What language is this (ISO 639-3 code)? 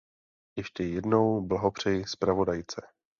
ces